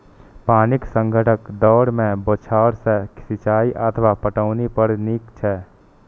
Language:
Maithili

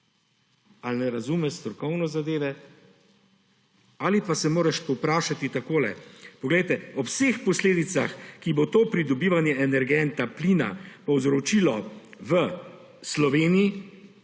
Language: Slovenian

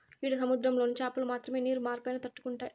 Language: Telugu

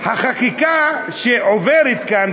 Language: Hebrew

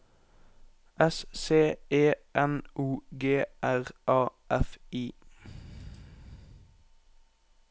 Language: Norwegian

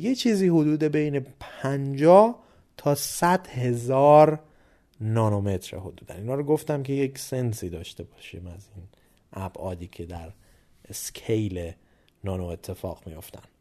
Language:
Persian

